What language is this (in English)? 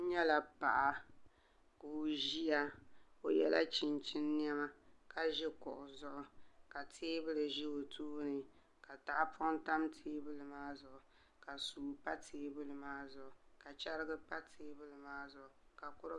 Dagbani